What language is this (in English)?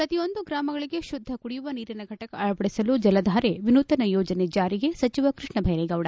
Kannada